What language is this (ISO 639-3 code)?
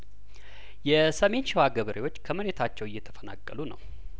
amh